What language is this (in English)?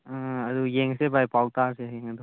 Manipuri